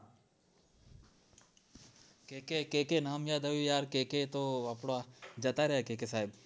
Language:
Gujarati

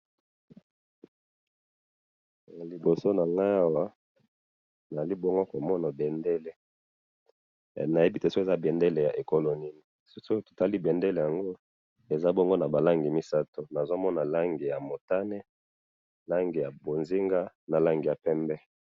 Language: Lingala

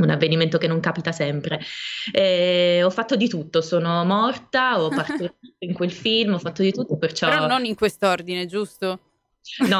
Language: Italian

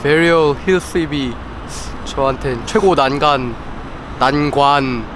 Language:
Korean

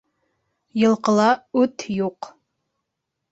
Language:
Bashkir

